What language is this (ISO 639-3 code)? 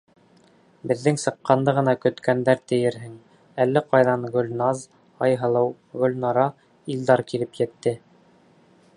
bak